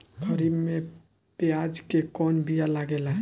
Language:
Bhojpuri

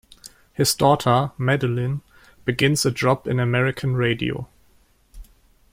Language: English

